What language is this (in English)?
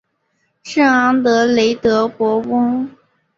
Chinese